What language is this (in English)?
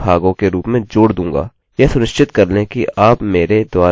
Hindi